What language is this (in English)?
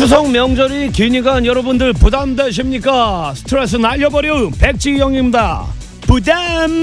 Korean